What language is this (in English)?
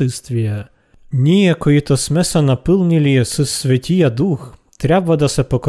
Bulgarian